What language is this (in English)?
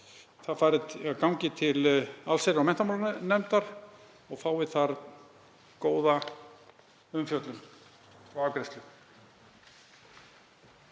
Icelandic